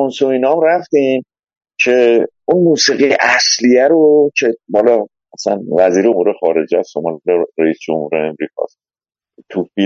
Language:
Persian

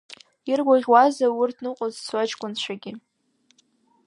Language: Abkhazian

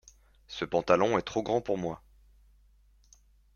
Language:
French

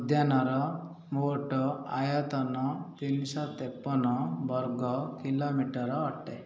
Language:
Odia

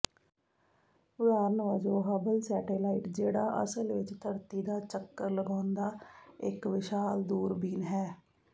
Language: Punjabi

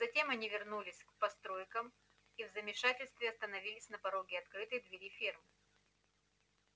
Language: Russian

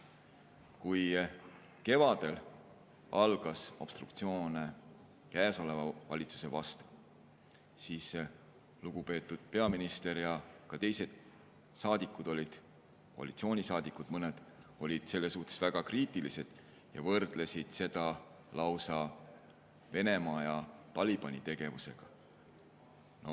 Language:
Estonian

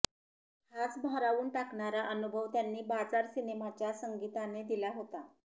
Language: Marathi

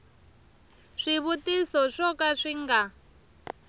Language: Tsonga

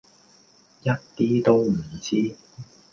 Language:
Cantonese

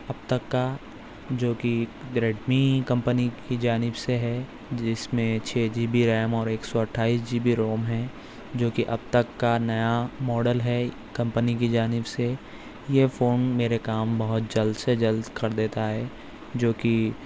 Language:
Urdu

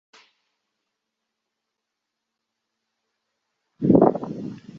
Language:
Chinese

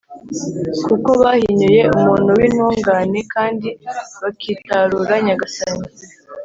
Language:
Kinyarwanda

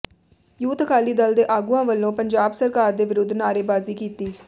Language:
Punjabi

